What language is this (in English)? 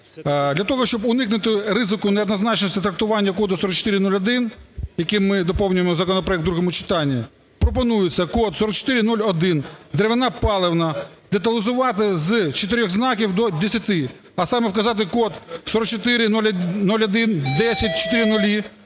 Ukrainian